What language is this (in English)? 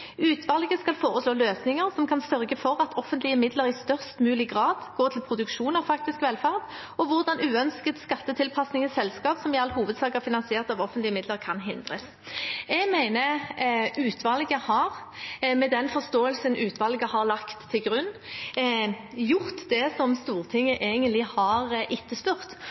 Norwegian Bokmål